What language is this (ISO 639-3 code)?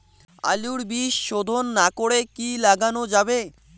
ben